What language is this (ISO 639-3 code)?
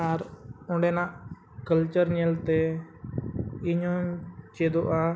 sat